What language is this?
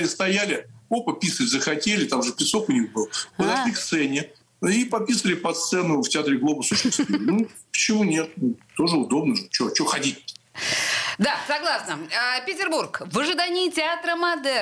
Russian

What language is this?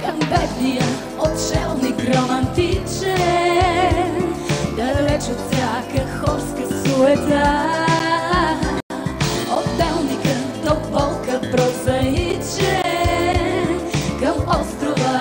Bulgarian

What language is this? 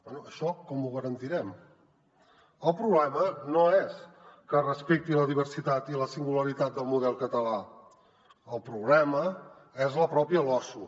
Catalan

